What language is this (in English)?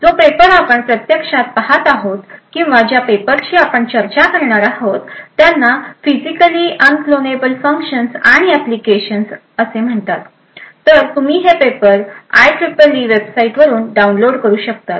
Marathi